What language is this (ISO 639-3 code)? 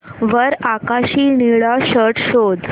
mar